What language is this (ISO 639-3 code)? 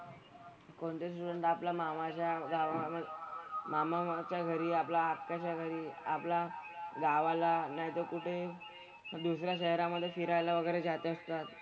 mar